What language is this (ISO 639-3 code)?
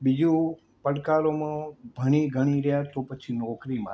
guj